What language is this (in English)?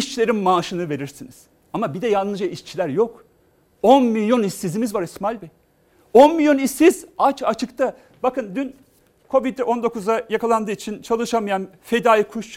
Turkish